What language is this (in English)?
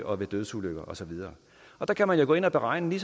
Danish